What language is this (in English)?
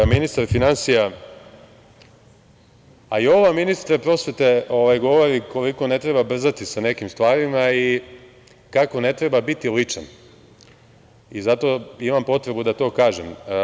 Serbian